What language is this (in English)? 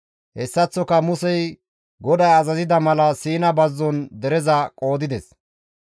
Gamo